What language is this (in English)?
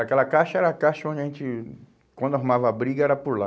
Portuguese